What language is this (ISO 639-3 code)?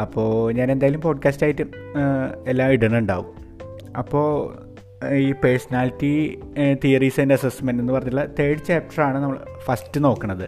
mal